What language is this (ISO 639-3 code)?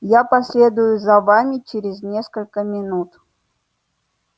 rus